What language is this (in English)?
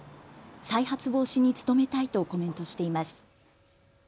Japanese